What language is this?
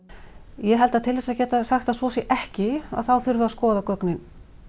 Icelandic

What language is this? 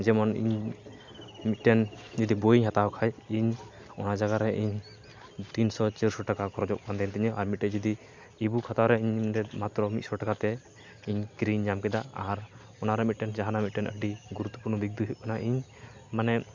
Santali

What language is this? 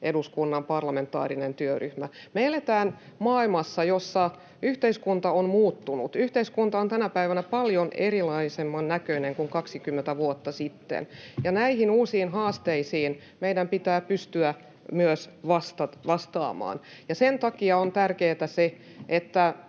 Finnish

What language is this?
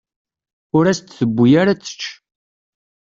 Kabyle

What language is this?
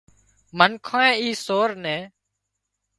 Wadiyara Koli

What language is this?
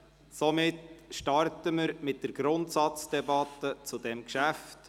Swiss German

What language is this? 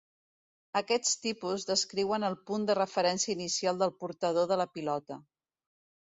Catalan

